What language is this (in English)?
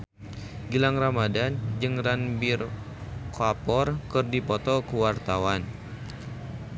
Sundanese